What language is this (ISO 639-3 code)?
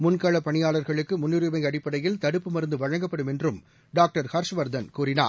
tam